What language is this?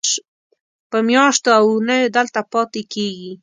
Pashto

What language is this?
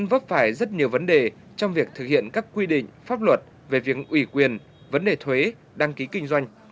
Vietnamese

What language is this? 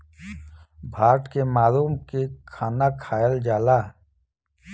Bhojpuri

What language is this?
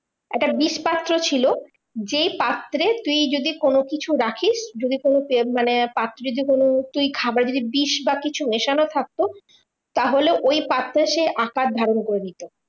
Bangla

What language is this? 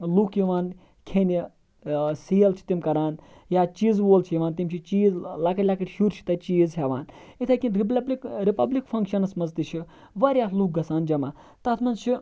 Kashmiri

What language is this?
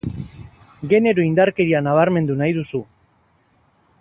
Basque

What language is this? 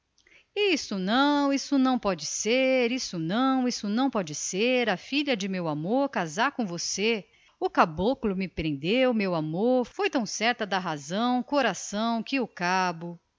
Portuguese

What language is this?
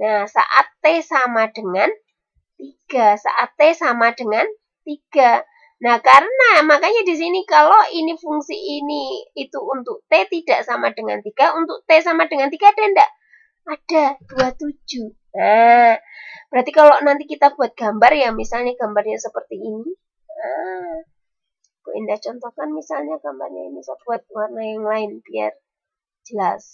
Indonesian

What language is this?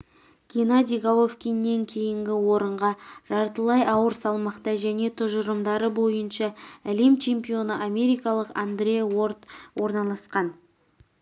Kazakh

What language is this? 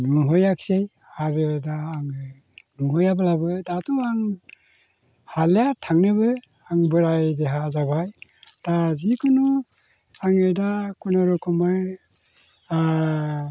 Bodo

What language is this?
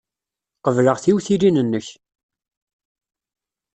Kabyle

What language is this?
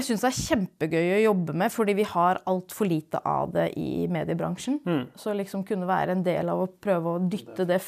Norwegian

